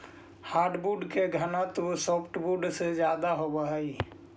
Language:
Magahi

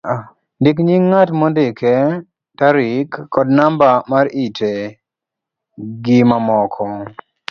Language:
Luo (Kenya and Tanzania)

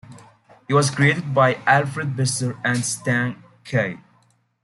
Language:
English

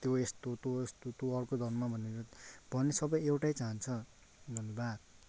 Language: Nepali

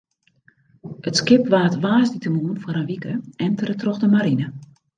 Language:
Western Frisian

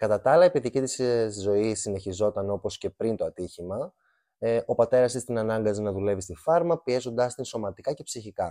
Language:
Greek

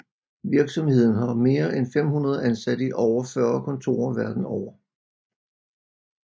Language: Danish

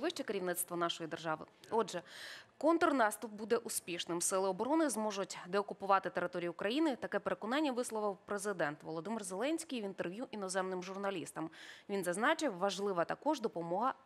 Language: Ukrainian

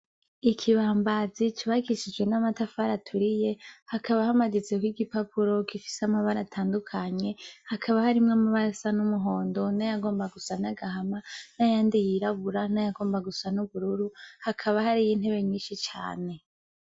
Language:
Rundi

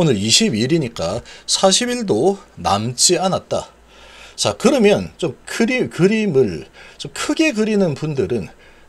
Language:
Korean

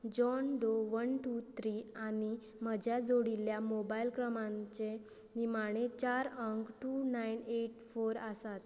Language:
Konkani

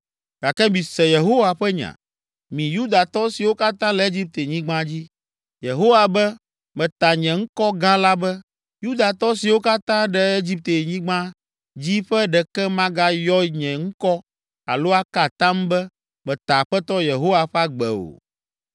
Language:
Ewe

